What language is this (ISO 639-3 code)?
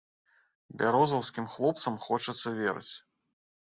bel